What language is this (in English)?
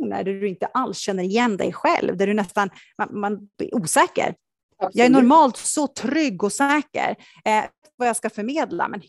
Swedish